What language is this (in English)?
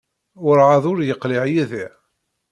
Kabyle